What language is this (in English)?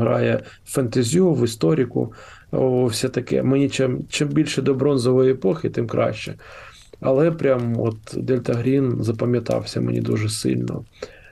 Ukrainian